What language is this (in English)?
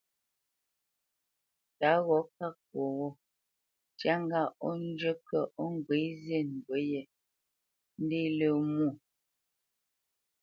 Bamenyam